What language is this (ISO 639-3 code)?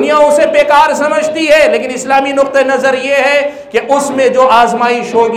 hin